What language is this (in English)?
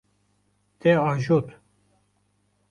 Kurdish